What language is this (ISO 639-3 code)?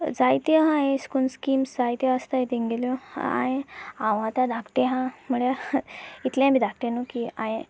kok